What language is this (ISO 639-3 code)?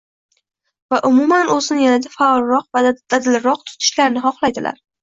uzb